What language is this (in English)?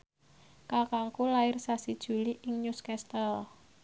Javanese